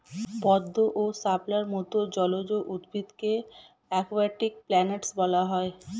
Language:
Bangla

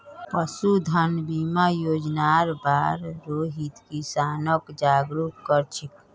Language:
Magahi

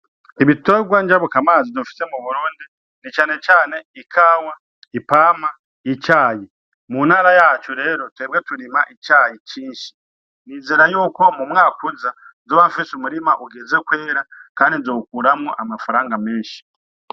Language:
Rundi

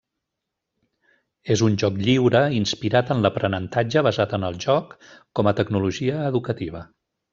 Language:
Catalan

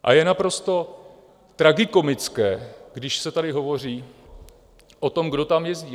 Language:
Czech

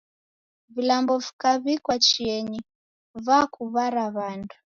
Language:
Taita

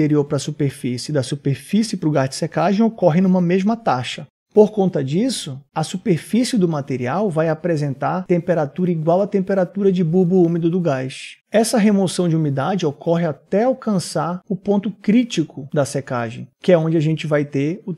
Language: Portuguese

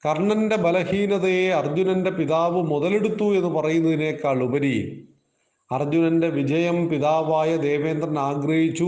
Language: Malayalam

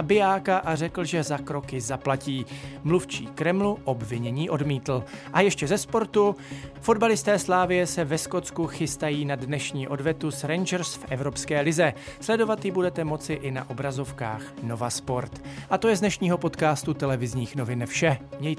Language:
Czech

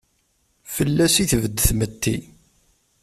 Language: Kabyle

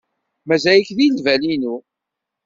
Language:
Kabyle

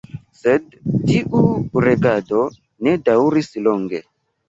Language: Esperanto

